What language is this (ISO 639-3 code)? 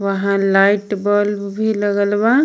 bho